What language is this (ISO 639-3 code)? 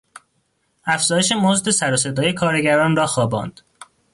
fas